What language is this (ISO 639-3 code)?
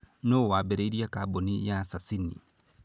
kik